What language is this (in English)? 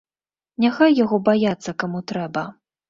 Belarusian